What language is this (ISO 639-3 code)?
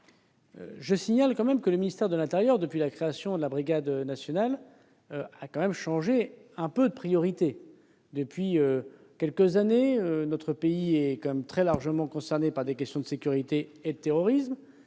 fra